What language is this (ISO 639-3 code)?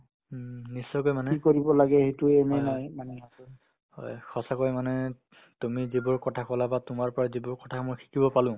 asm